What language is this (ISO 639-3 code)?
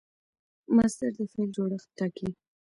pus